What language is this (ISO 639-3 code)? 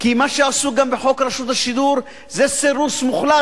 heb